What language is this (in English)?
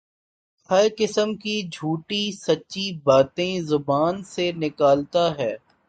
Urdu